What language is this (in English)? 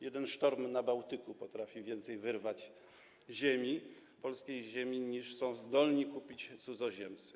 Polish